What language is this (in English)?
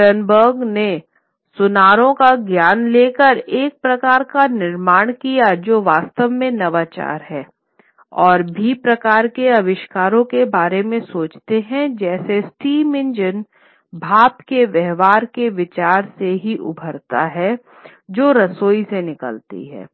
Hindi